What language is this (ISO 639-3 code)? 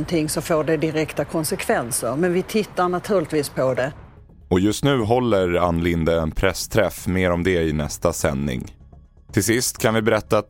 swe